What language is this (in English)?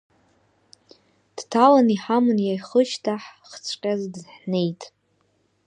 Abkhazian